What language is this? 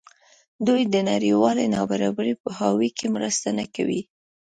Pashto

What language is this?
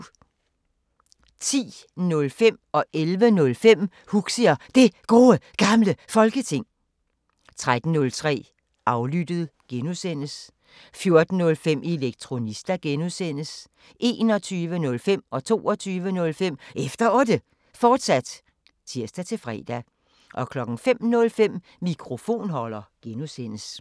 Danish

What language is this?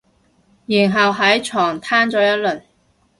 Cantonese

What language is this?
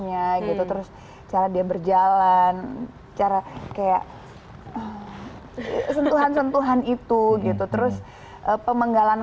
Indonesian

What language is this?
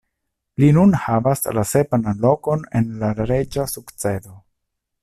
Esperanto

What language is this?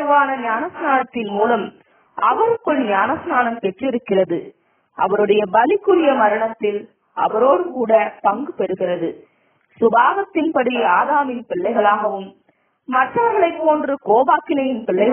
Arabic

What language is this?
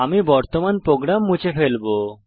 Bangla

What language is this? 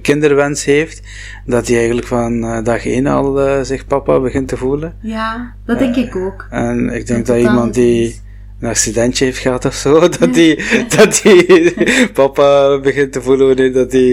Dutch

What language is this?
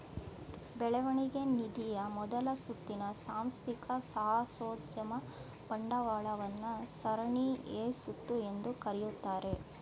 Kannada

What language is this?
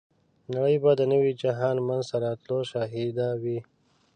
Pashto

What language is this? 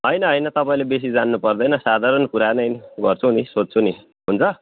Nepali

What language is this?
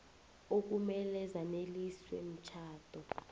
South Ndebele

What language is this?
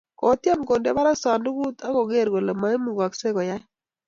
Kalenjin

